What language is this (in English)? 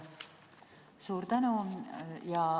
Estonian